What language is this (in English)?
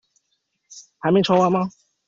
Chinese